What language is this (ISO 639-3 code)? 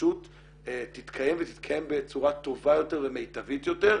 heb